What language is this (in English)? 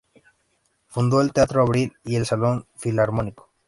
Spanish